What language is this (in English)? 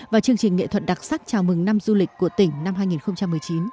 Vietnamese